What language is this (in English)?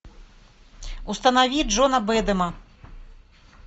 Russian